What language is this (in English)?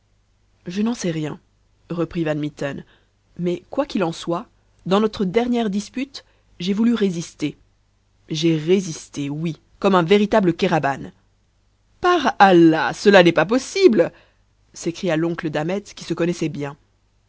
French